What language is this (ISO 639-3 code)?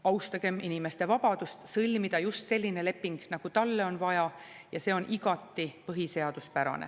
est